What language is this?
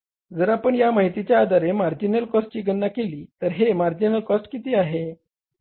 Marathi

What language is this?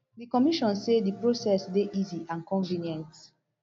Nigerian Pidgin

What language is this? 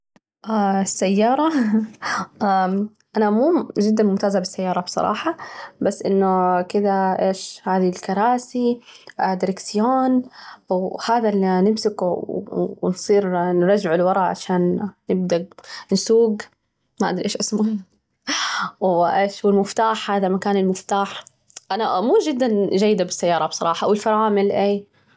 Najdi Arabic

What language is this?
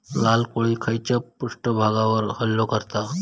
Marathi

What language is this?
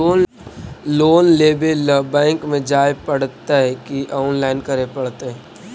Magahi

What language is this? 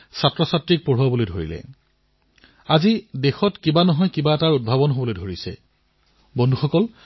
Assamese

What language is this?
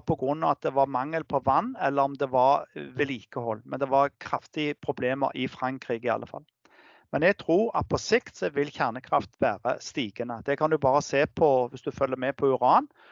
Norwegian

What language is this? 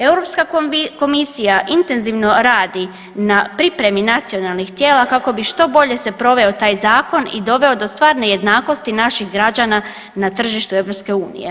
Croatian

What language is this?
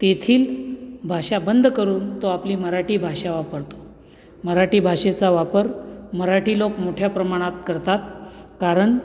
Marathi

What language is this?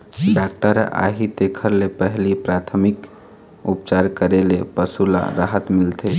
Chhattisgarhi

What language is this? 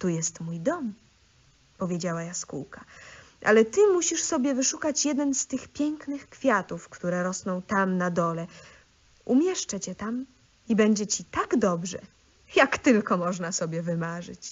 Polish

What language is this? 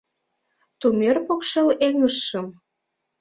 Mari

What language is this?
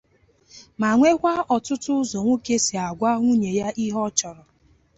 Igbo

